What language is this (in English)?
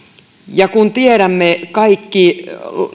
Finnish